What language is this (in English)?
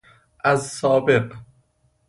Persian